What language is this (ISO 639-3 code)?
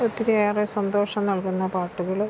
mal